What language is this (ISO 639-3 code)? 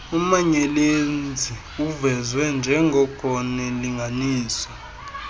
xho